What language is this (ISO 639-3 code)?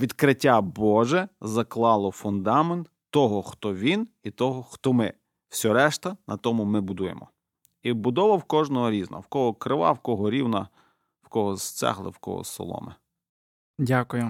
ukr